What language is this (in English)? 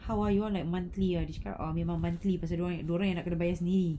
English